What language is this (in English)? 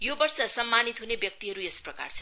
Nepali